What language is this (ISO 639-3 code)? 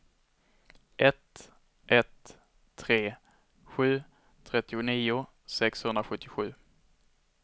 swe